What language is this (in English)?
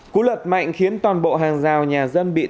Vietnamese